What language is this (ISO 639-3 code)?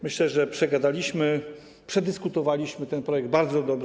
pol